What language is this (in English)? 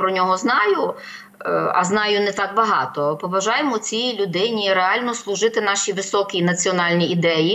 Ukrainian